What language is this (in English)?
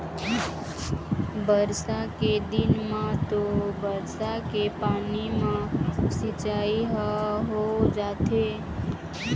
Chhattisgarhi